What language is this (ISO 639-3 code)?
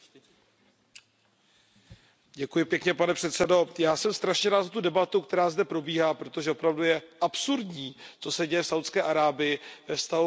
ces